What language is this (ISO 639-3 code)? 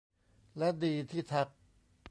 tha